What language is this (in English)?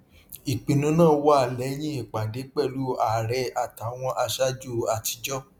Yoruba